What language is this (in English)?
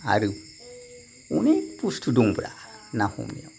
Bodo